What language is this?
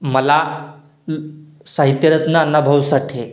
Marathi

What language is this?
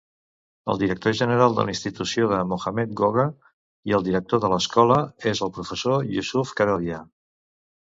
Catalan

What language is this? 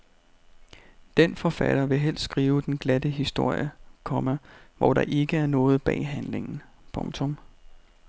Danish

